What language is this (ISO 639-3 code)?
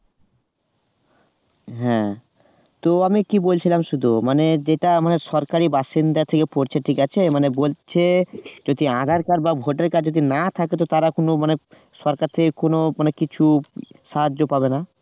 ben